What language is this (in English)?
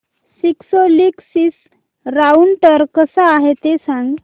Marathi